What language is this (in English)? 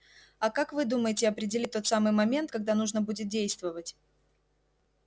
Russian